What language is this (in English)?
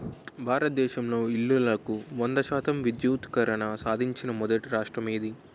Telugu